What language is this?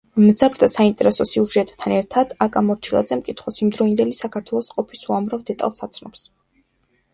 Georgian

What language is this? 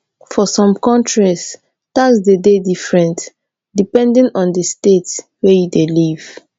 Nigerian Pidgin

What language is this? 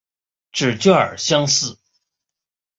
Chinese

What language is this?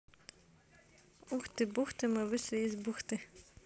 Russian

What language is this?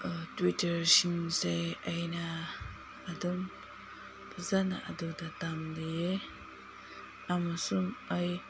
Manipuri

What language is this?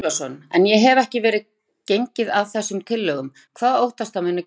Icelandic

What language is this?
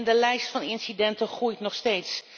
Dutch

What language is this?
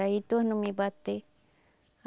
Portuguese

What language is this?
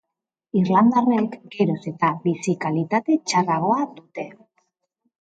Basque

